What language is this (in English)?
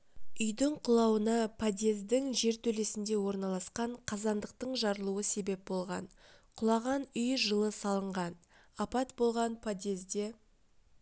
Kazakh